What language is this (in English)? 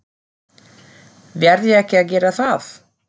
Icelandic